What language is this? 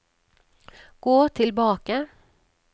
Norwegian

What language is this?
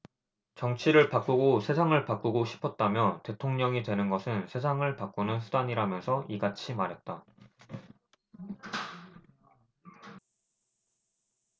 Korean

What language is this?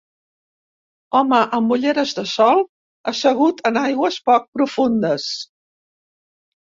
Catalan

